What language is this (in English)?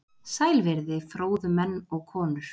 Icelandic